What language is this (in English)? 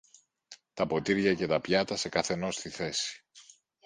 Greek